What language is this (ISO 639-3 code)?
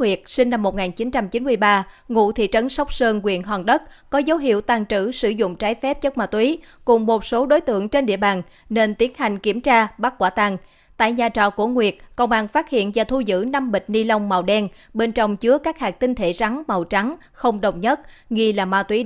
vie